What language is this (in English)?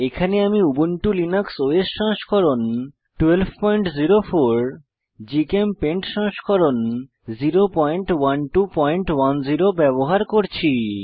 Bangla